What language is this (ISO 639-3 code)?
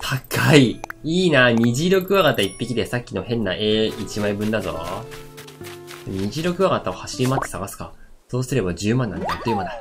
jpn